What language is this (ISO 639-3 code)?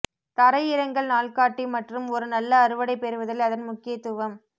tam